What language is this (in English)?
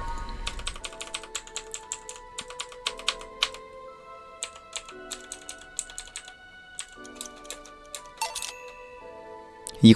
Korean